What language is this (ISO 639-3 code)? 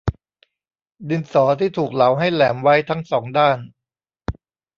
tha